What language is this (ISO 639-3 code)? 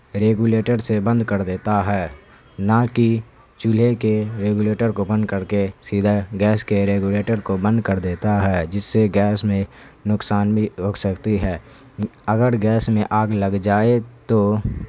urd